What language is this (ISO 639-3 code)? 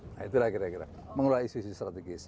ind